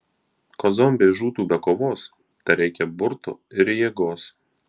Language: Lithuanian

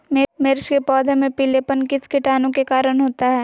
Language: Magahi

